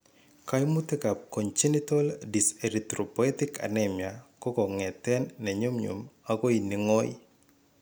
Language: Kalenjin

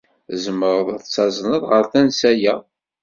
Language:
Kabyle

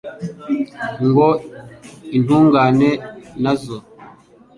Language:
Kinyarwanda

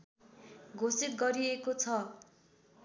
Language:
Nepali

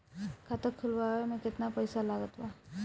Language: Bhojpuri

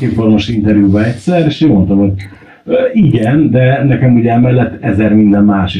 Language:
Hungarian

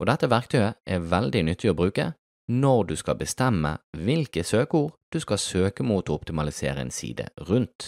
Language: Norwegian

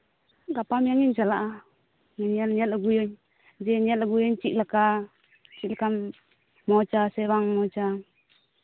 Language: Santali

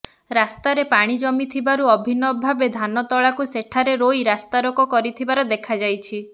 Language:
Odia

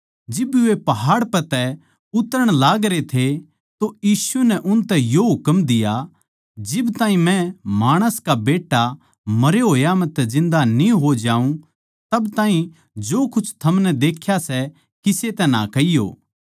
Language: Haryanvi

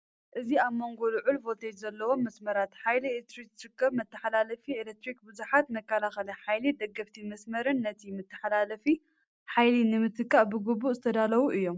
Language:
Tigrinya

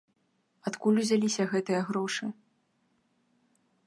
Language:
Belarusian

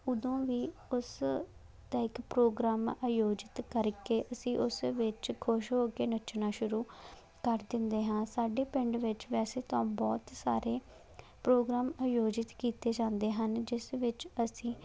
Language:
Punjabi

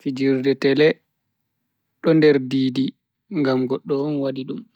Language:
Bagirmi Fulfulde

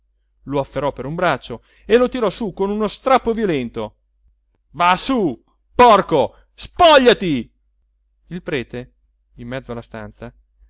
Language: Italian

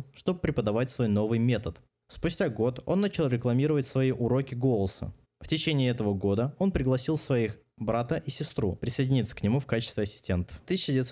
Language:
Russian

